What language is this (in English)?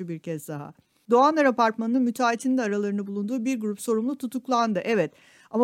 Turkish